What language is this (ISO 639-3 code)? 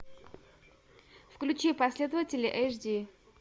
rus